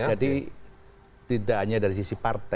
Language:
Indonesian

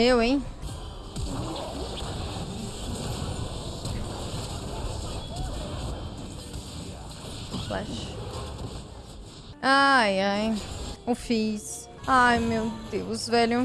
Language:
Portuguese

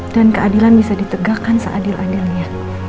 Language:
Indonesian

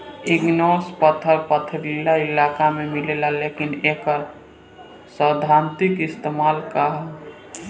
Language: Bhojpuri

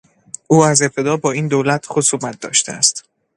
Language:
Persian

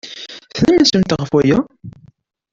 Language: Kabyle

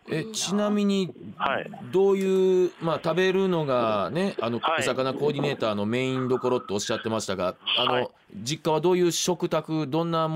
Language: Japanese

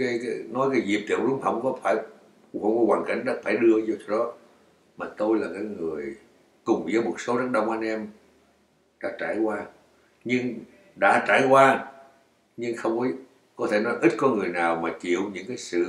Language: Vietnamese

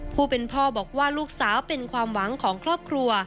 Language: Thai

